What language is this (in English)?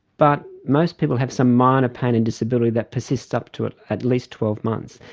English